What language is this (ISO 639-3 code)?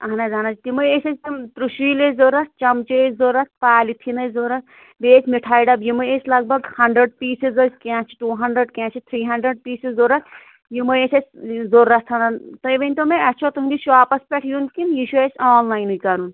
kas